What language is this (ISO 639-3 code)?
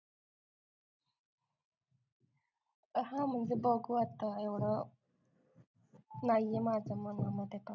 mar